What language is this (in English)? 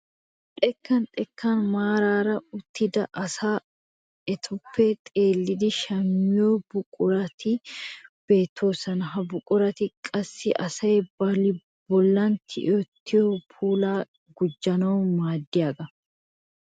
Wolaytta